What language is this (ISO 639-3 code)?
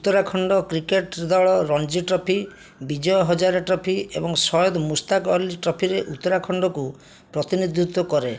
ori